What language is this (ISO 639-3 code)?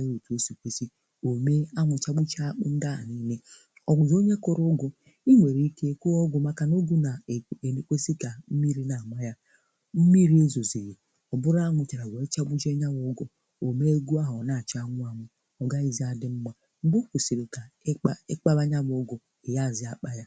ibo